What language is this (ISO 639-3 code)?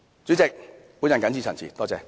yue